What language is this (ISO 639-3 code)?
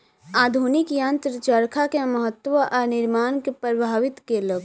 mai